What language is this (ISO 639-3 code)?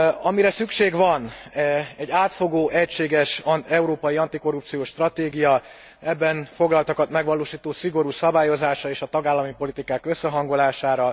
hun